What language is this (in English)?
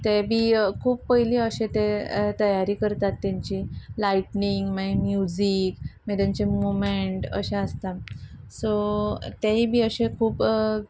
Konkani